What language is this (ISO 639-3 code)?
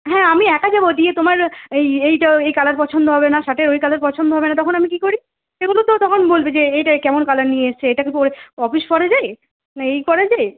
ben